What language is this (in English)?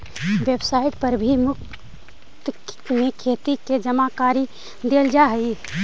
Magahi